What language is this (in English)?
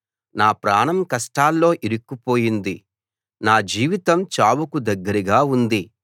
Telugu